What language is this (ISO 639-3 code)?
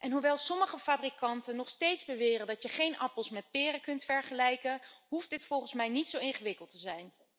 nld